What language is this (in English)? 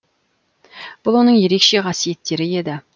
Kazakh